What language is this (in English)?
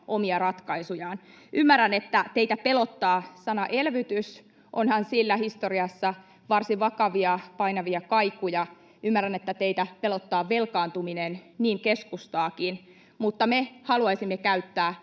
Finnish